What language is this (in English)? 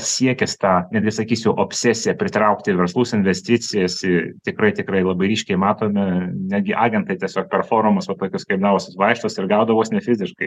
Lithuanian